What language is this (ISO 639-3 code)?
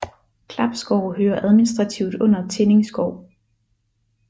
dan